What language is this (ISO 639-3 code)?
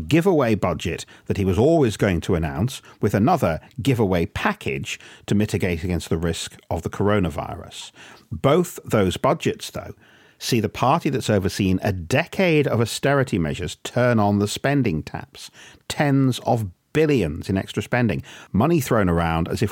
eng